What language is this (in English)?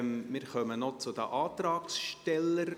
Swiss German